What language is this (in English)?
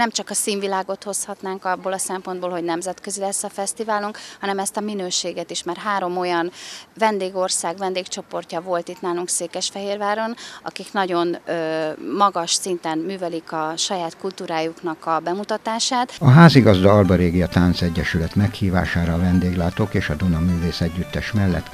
Hungarian